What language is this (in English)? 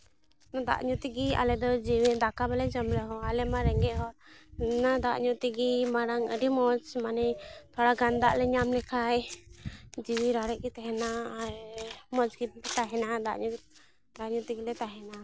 Santali